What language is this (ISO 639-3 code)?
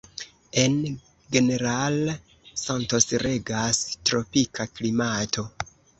epo